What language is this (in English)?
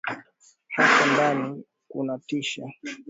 Swahili